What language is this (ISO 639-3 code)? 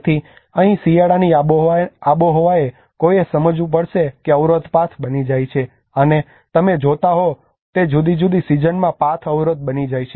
guj